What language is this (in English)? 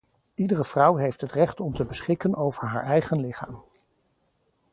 Dutch